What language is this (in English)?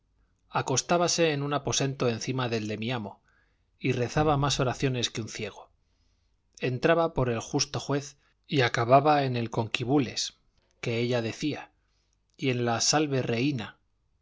Spanish